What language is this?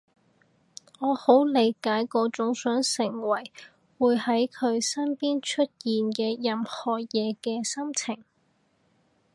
Cantonese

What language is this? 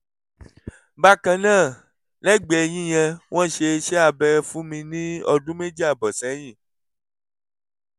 Yoruba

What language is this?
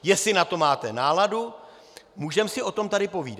Czech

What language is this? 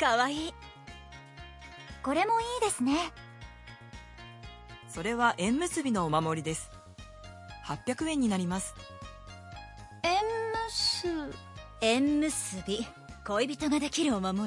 Urdu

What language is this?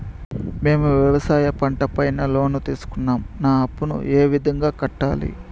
Telugu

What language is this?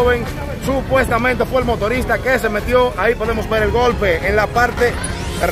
Spanish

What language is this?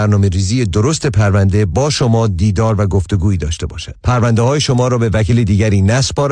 Persian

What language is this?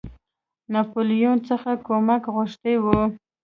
Pashto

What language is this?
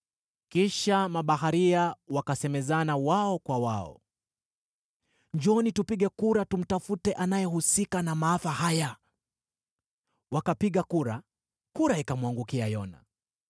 Swahili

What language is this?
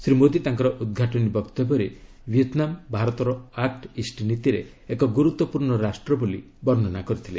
Odia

